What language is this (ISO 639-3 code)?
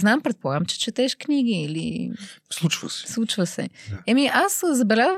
bul